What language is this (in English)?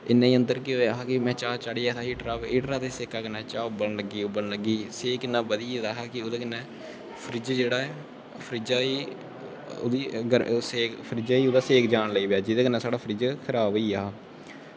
Dogri